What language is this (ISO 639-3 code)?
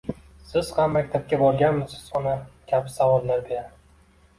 uzb